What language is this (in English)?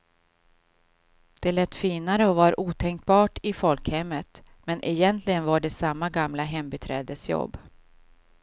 Swedish